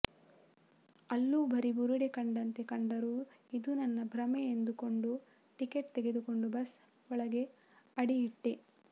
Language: Kannada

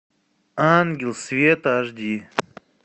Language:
Russian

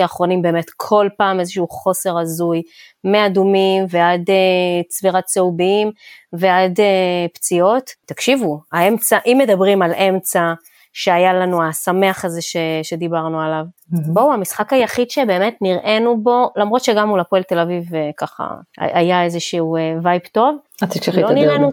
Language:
Hebrew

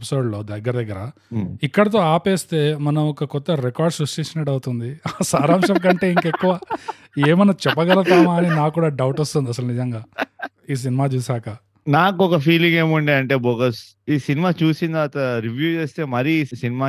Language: Telugu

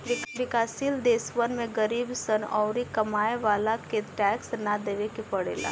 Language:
Bhojpuri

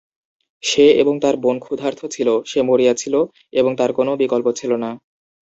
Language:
Bangla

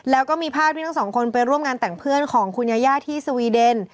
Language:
Thai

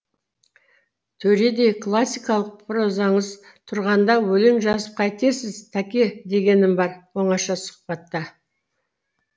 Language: Kazakh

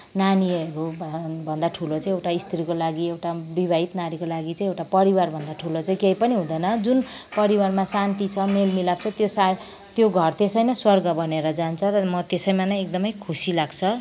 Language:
Nepali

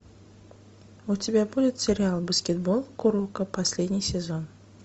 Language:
Russian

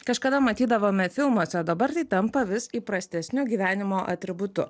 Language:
Lithuanian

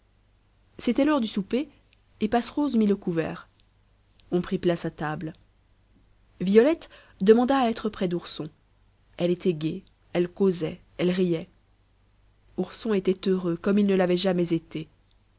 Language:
French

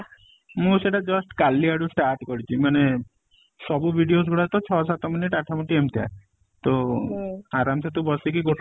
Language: Odia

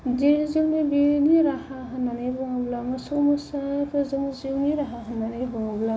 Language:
Bodo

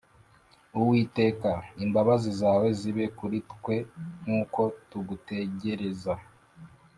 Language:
Kinyarwanda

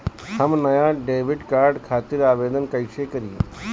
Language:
Bhojpuri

